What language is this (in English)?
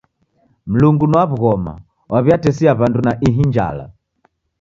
Taita